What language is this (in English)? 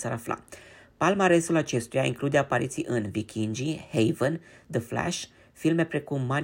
Romanian